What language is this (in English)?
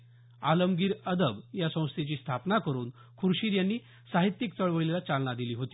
Marathi